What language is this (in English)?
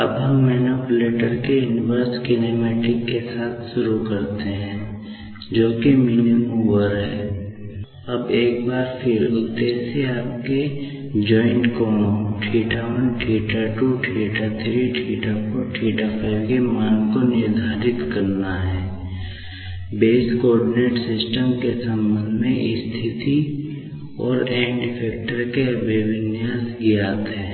Hindi